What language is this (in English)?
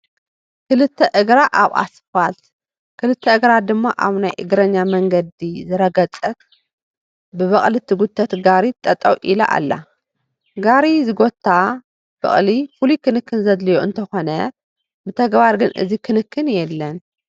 Tigrinya